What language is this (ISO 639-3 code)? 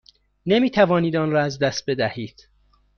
fas